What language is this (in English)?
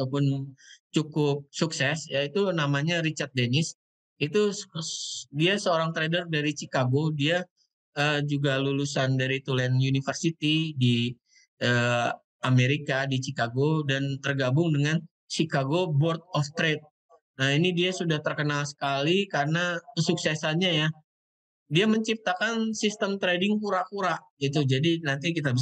Indonesian